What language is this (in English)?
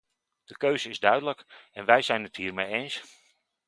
Dutch